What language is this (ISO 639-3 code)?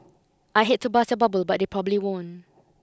eng